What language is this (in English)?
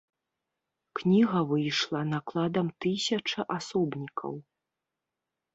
Belarusian